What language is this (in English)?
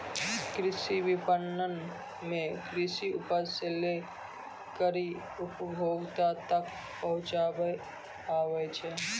Maithili